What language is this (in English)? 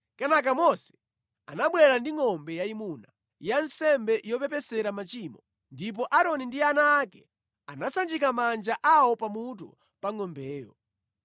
Nyanja